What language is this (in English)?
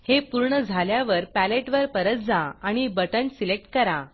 Marathi